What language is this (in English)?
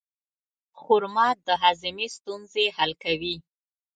Pashto